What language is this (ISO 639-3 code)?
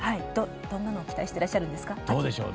jpn